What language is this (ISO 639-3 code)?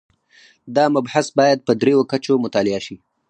pus